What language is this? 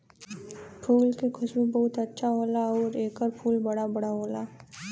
Bhojpuri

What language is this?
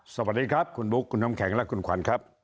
Thai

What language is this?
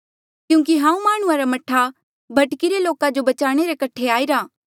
Mandeali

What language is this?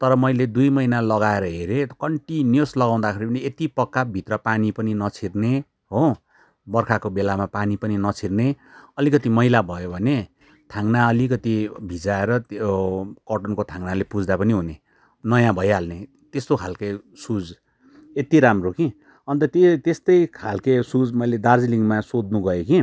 Nepali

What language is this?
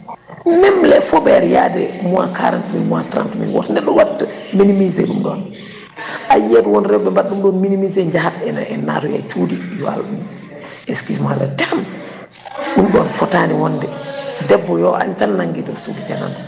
Fula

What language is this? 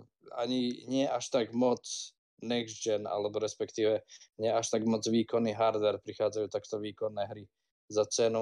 Slovak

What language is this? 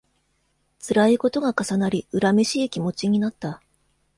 Japanese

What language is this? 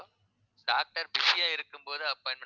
Tamil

